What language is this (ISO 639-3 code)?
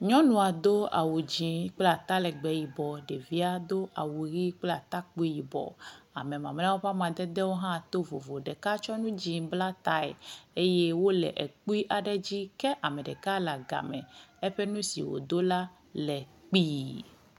ewe